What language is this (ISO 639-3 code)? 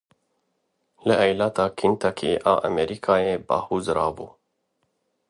kur